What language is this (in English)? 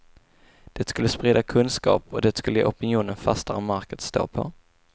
Swedish